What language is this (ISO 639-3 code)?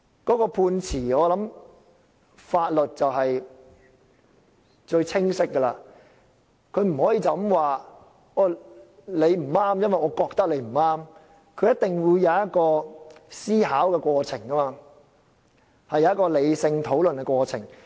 yue